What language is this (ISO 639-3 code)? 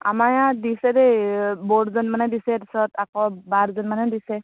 asm